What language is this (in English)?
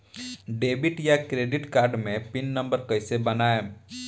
Bhojpuri